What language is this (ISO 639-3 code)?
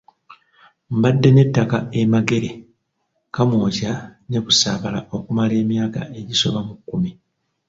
lug